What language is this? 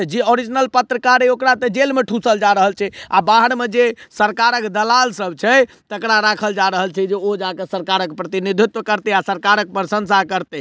Maithili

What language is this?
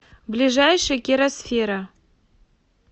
Russian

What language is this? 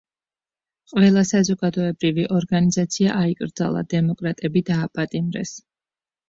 Georgian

